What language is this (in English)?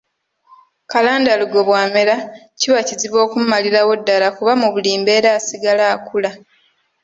Ganda